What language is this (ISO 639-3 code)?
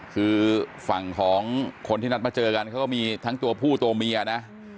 tha